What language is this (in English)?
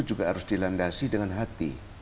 Indonesian